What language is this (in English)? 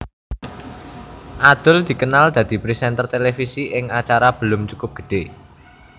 Javanese